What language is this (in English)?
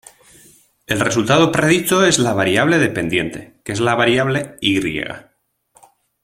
Spanish